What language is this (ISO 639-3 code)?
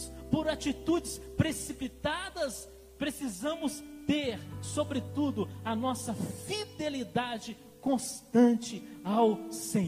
por